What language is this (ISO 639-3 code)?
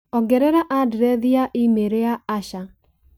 kik